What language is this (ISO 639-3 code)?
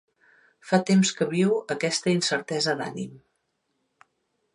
cat